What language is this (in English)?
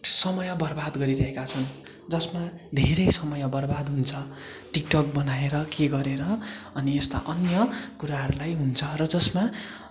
Nepali